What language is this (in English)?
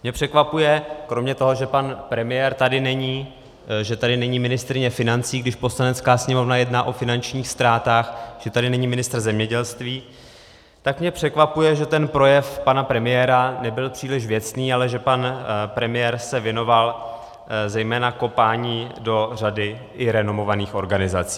Czech